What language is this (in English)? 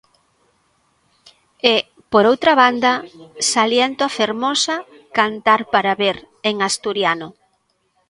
Galician